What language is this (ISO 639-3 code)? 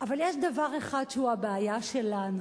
heb